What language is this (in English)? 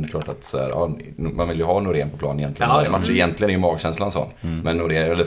Swedish